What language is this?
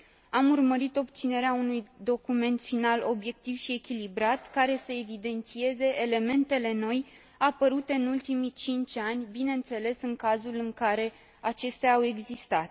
Romanian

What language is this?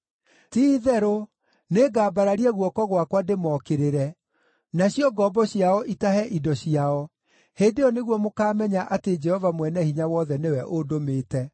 Kikuyu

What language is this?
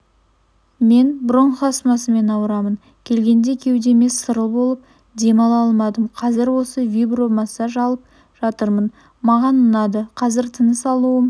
Kazakh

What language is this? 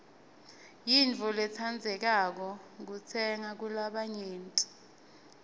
Swati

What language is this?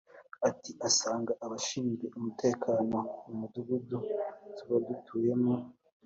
Kinyarwanda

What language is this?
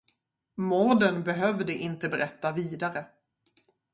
Swedish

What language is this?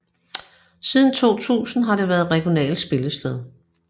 Danish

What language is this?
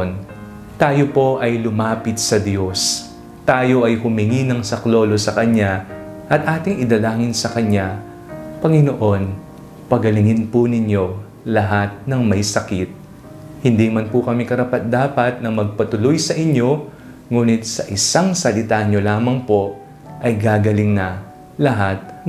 Filipino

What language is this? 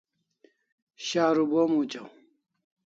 Kalasha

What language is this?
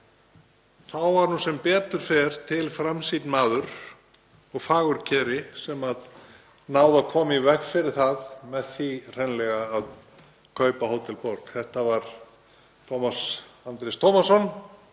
Icelandic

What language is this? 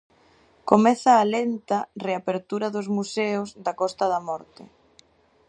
Galician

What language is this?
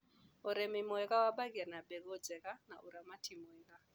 Kikuyu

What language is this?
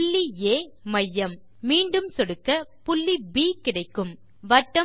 Tamil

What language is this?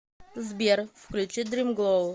Russian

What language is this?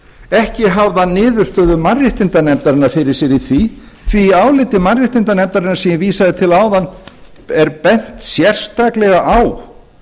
Icelandic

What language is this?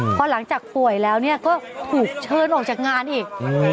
Thai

